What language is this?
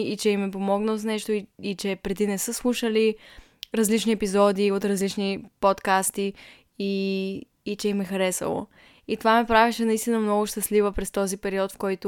Bulgarian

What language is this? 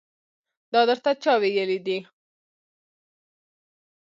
Pashto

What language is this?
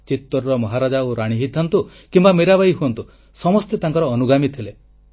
Odia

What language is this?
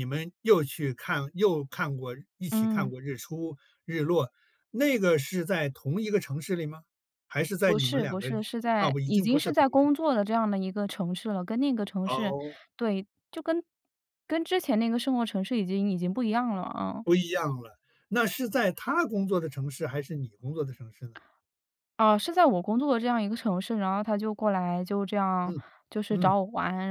Chinese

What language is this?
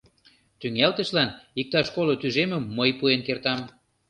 Mari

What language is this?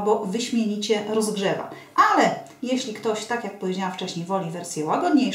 Polish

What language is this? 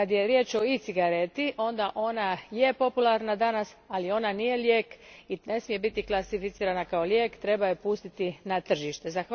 Croatian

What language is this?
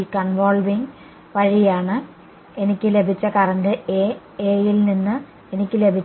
Malayalam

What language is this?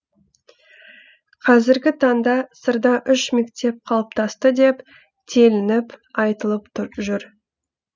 Kazakh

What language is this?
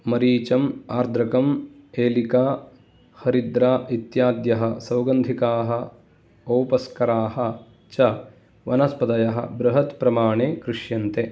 Sanskrit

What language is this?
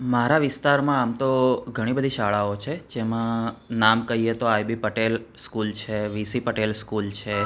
Gujarati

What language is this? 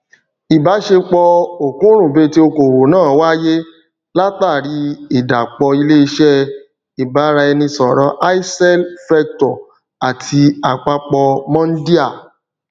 Yoruba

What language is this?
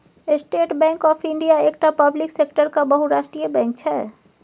Maithili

